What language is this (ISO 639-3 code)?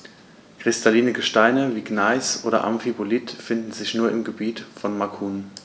deu